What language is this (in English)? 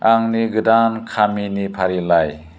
Bodo